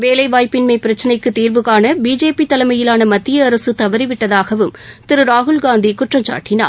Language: Tamil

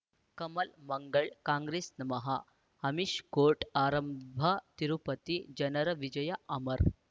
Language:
Kannada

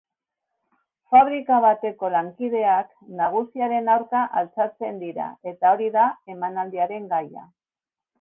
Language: Basque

